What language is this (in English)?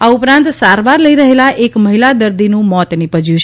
Gujarati